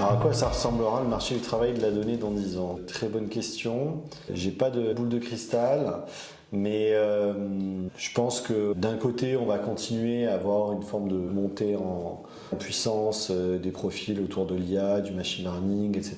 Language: French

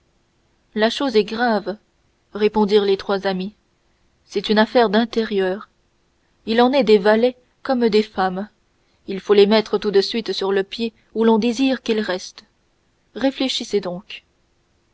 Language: French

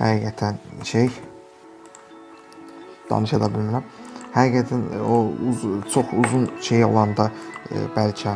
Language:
Turkish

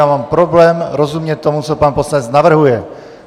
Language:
Czech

